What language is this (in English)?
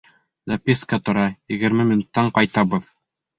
Bashkir